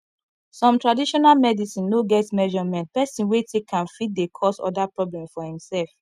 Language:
Nigerian Pidgin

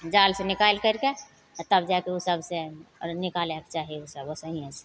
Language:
Maithili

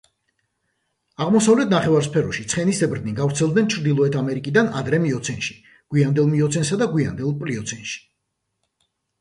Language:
Georgian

